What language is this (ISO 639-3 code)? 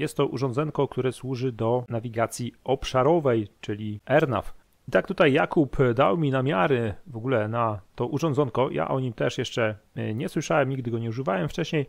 pol